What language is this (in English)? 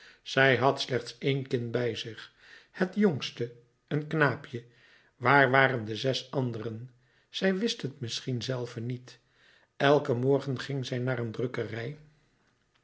Dutch